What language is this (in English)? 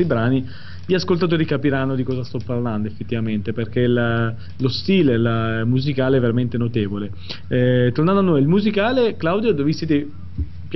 Italian